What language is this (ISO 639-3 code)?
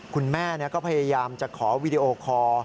tha